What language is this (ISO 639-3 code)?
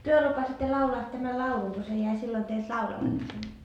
fin